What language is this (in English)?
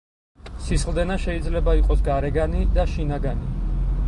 Georgian